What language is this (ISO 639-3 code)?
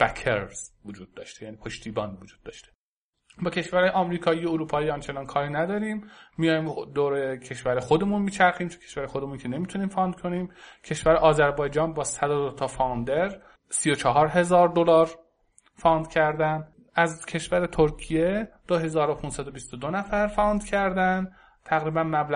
fas